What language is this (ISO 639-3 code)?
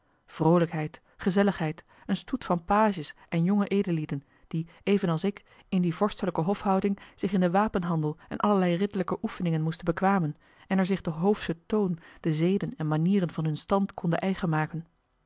nld